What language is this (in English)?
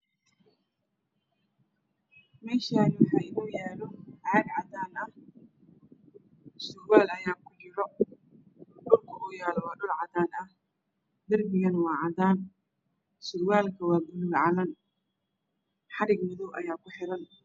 Somali